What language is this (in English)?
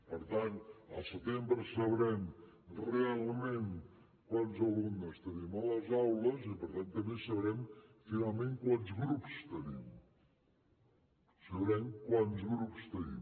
Catalan